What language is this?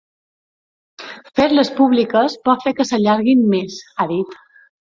Catalan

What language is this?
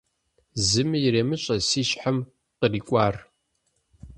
Kabardian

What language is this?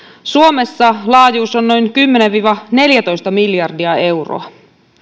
Finnish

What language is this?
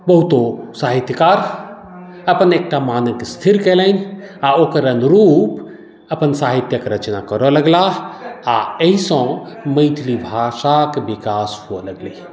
Maithili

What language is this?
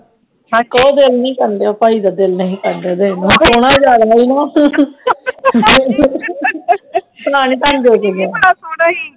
Punjabi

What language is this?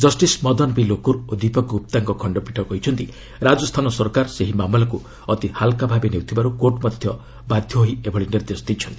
Odia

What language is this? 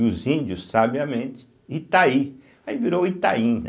Portuguese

